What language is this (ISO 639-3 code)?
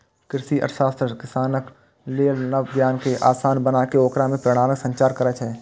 mai